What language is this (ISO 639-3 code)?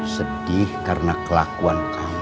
ind